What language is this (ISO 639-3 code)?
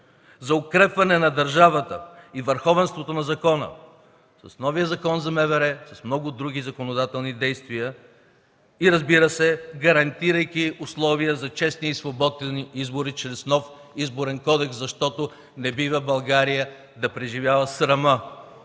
bul